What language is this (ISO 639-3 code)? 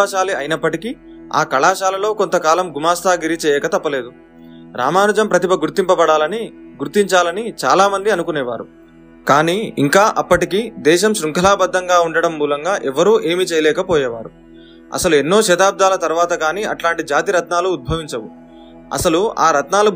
tel